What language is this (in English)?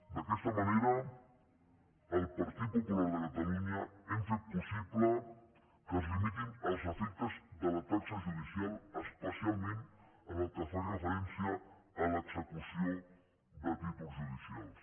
Catalan